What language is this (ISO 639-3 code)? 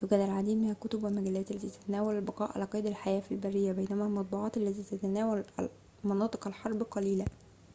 ara